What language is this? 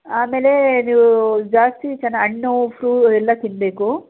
Kannada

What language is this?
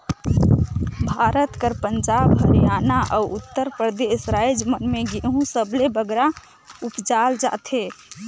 Chhattisgarhi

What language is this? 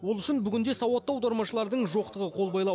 Kazakh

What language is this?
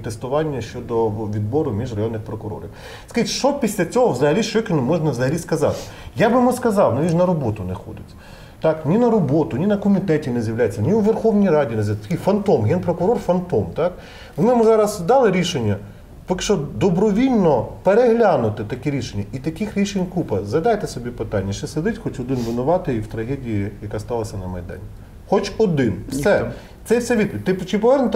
Ukrainian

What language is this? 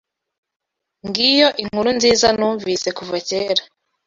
Kinyarwanda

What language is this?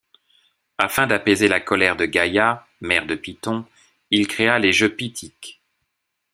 French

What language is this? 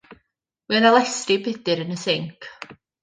Welsh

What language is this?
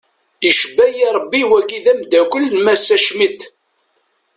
Kabyle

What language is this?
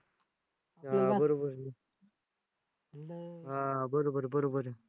Marathi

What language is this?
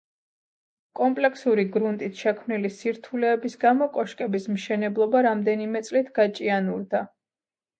Georgian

